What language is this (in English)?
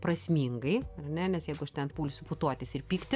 Lithuanian